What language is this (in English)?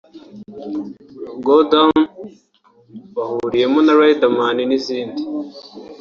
Kinyarwanda